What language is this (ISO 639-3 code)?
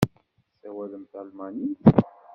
kab